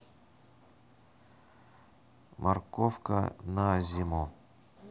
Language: Russian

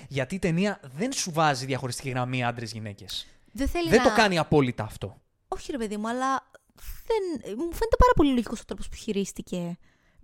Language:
Greek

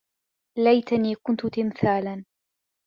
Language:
Arabic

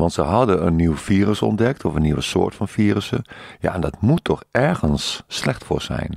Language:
Dutch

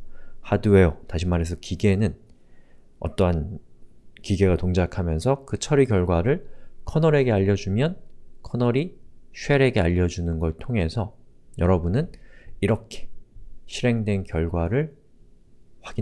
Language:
Korean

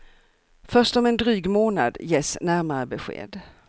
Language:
Swedish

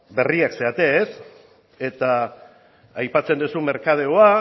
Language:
Basque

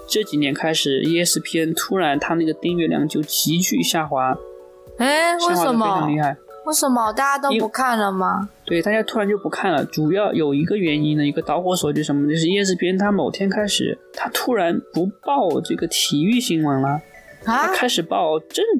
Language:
Chinese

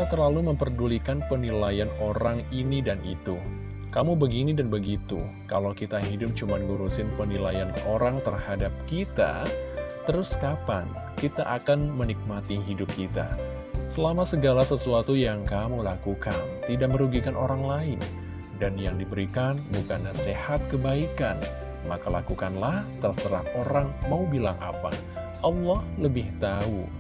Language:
Indonesian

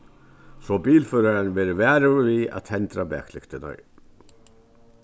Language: Faroese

